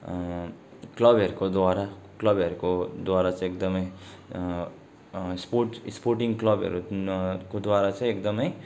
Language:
Nepali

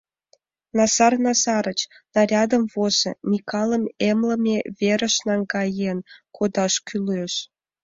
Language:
Mari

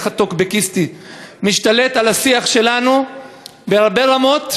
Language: Hebrew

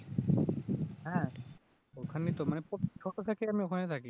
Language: Bangla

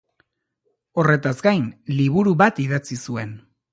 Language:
Basque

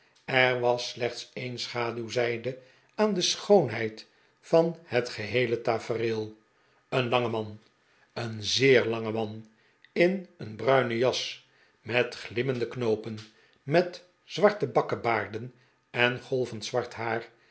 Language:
Dutch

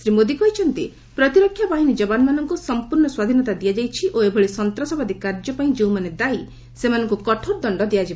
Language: Odia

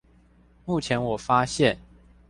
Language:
Chinese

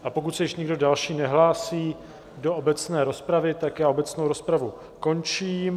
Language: Czech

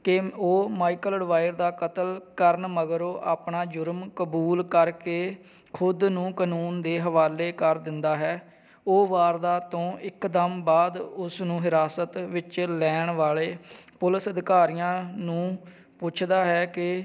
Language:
Punjabi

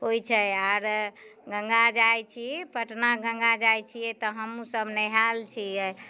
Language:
Maithili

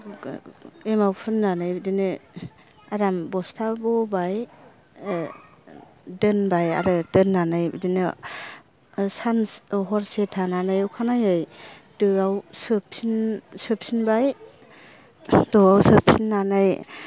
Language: Bodo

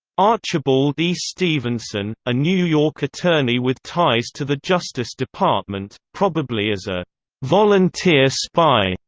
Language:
English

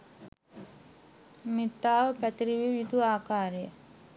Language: Sinhala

